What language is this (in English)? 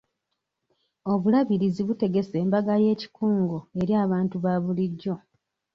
Ganda